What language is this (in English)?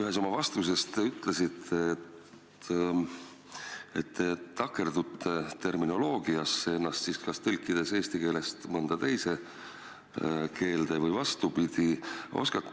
Estonian